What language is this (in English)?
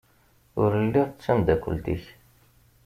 Kabyle